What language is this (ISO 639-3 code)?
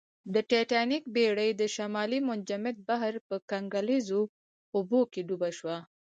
pus